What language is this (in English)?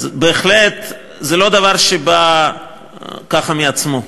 Hebrew